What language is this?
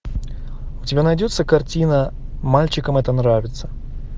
Russian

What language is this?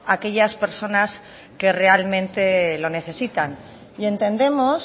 Spanish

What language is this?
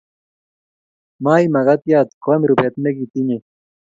Kalenjin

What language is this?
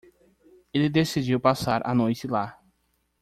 Portuguese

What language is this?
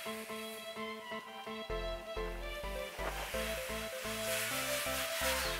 Japanese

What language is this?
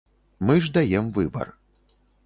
Belarusian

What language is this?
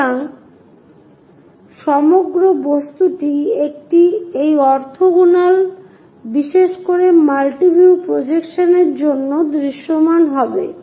Bangla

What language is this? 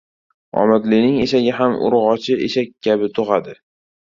Uzbek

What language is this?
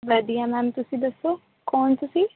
Punjabi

